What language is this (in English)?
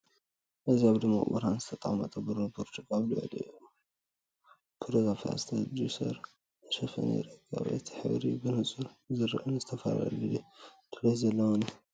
Tigrinya